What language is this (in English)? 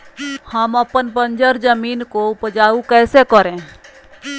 Magahi